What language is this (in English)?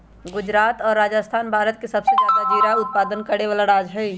Magahi